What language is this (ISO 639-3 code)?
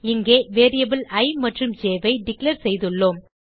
tam